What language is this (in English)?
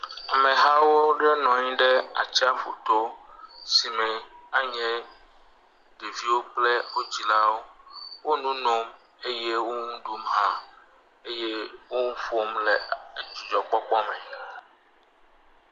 Ewe